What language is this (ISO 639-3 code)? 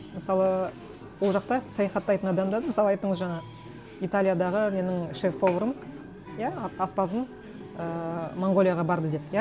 kaz